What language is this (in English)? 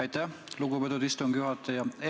Estonian